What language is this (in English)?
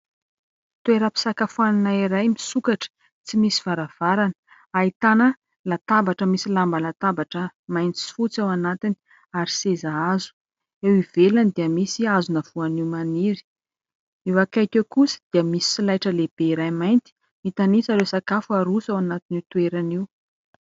Malagasy